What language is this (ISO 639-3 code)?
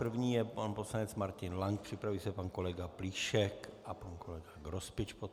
ces